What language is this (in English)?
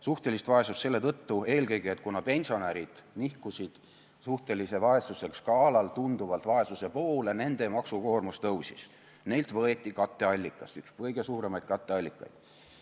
Estonian